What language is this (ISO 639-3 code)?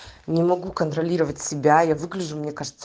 rus